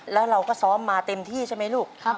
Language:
Thai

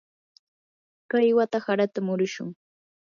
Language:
Yanahuanca Pasco Quechua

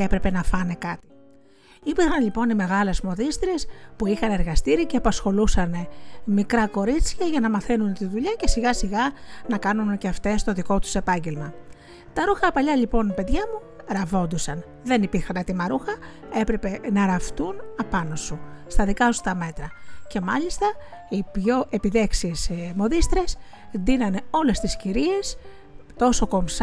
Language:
Greek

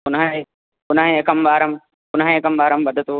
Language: Sanskrit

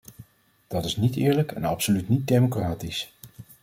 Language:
Dutch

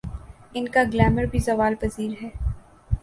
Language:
Urdu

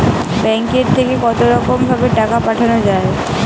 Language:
Bangla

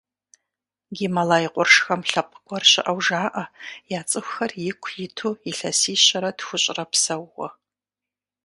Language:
Kabardian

